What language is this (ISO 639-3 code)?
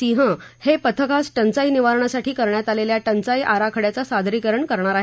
mar